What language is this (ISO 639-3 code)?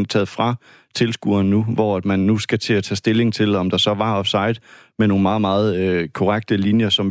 dan